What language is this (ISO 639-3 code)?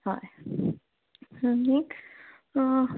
kok